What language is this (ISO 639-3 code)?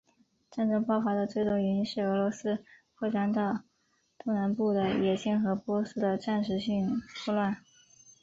zho